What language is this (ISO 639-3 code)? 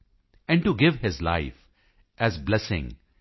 pan